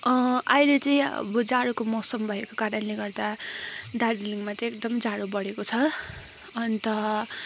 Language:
Nepali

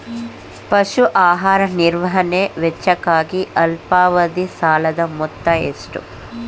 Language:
Kannada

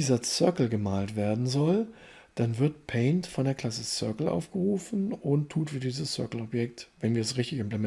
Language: German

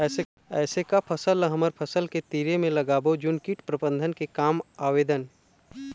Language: Chhattisgarhi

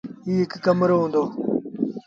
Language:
Sindhi Bhil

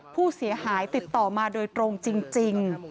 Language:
Thai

